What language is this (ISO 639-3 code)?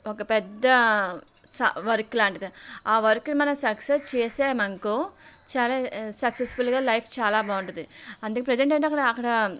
tel